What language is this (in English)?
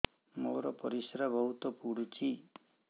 Odia